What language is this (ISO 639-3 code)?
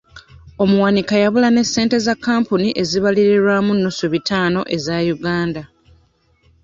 lug